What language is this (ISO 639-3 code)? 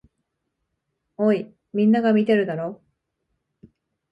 jpn